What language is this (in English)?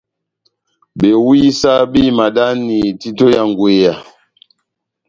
Batanga